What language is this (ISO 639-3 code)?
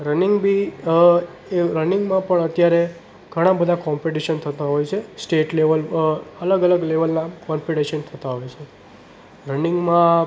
guj